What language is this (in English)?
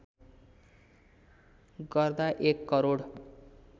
Nepali